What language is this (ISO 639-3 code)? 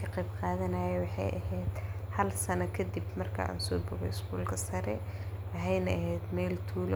som